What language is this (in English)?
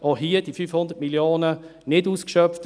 Swiss German